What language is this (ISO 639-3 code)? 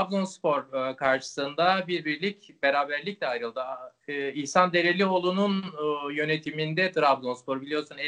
tur